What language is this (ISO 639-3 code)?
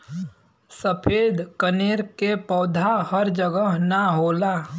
bho